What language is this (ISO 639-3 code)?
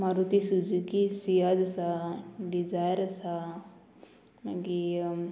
kok